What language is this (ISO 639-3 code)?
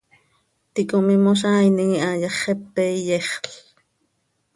sei